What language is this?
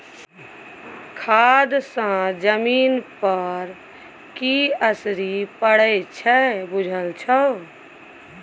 Maithili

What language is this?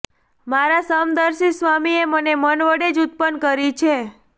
Gujarati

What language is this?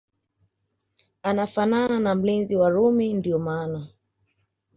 Swahili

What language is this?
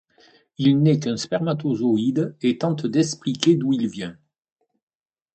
French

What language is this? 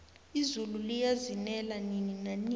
South Ndebele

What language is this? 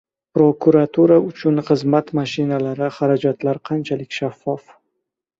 Uzbek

